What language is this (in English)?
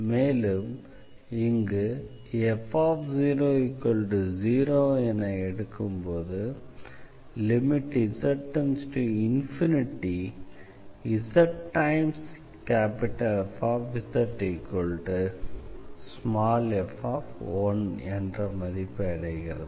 Tamil